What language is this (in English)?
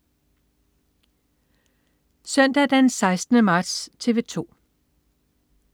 Danish